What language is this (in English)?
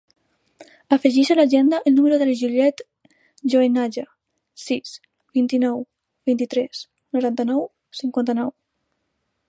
Catalan